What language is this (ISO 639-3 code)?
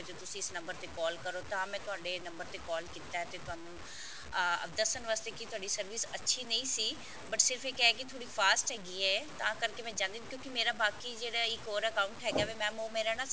pan